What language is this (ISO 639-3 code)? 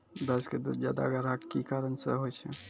mai